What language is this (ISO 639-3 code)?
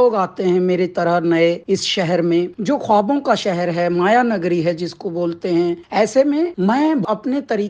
hin